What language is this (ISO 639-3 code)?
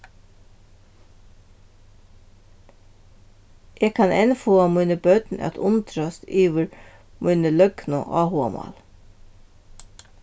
fao